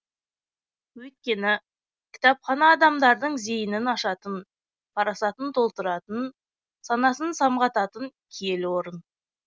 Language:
Kazakh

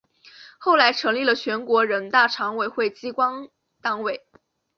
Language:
Chinese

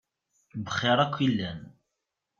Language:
Kabyle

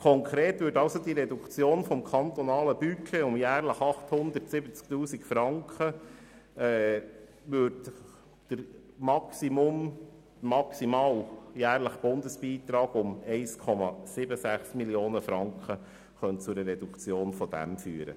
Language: Swiss German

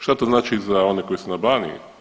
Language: Croatian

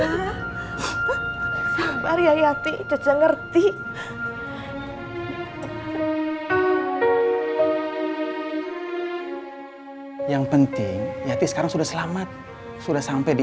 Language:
Indonesian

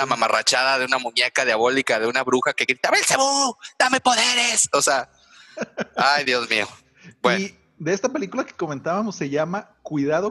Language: Spanish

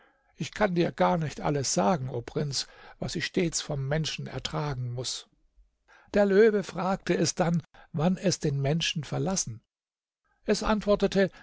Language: German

